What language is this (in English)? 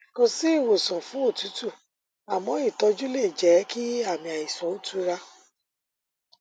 Yoruba